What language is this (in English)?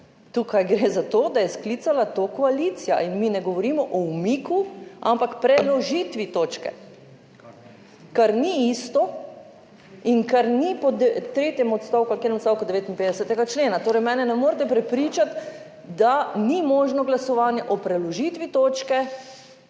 Slovenian